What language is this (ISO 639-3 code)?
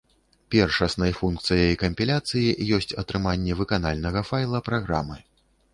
bel